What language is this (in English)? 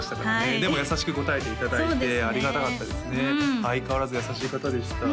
Japanese